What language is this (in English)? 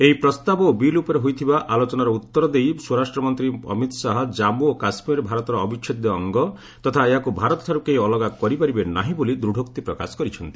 Odia